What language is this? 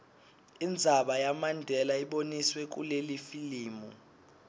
Swati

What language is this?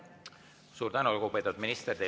Estonian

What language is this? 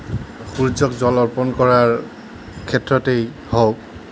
Assamese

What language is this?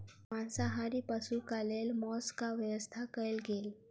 Maithili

